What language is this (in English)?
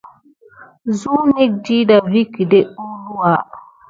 Gidar